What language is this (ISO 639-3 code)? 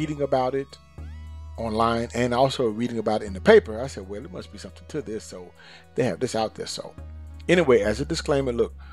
eng